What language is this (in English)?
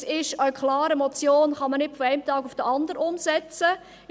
Swiss German